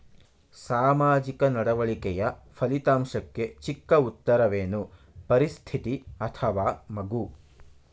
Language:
Kannada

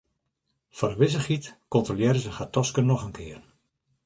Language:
Western Frisian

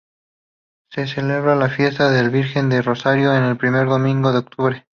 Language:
Spanish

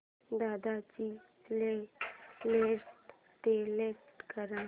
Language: Marathi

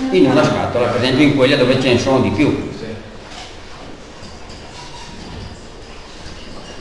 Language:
Italian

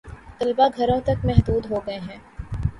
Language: Urdu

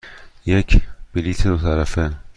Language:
Persian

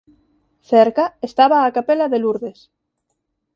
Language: Galician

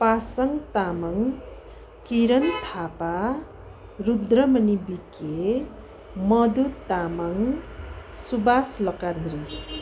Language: Nepali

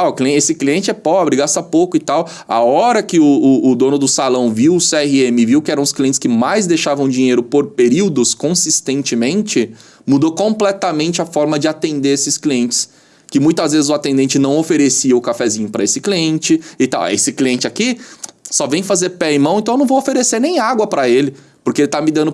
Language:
Portuguese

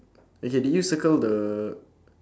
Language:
English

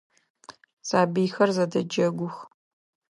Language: Adyghe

